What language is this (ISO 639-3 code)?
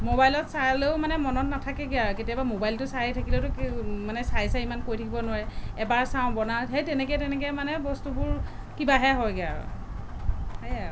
asm